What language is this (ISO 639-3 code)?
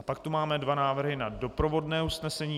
ces